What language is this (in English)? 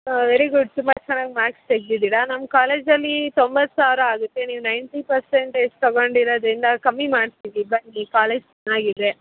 Kannada